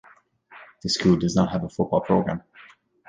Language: English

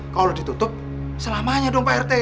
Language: Indonesian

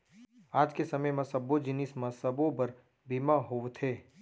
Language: Chhattisgarhi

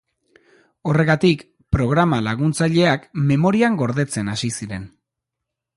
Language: Basque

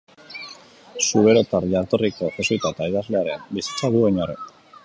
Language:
Basque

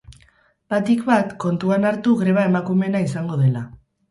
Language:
Basque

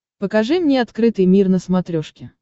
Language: Russian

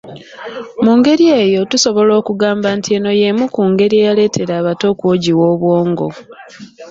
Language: Ganda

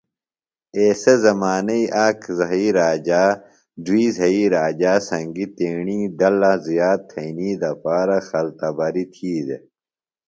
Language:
Phalura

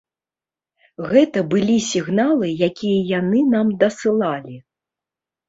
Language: Belarusian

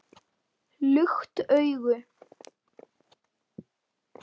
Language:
Icelandic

